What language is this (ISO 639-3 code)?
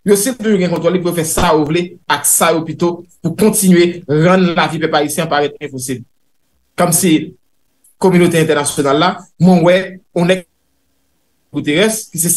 fra